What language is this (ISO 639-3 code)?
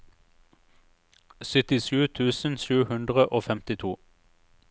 nor